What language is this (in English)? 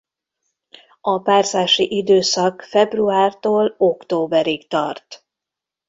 Hungarian